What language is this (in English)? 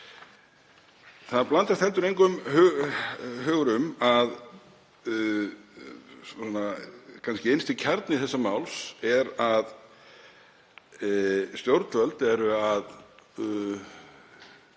Icelandic